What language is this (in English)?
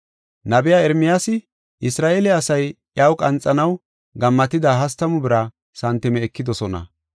Gofa